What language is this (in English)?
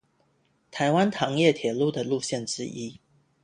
Chinese